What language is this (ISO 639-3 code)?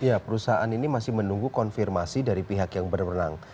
ind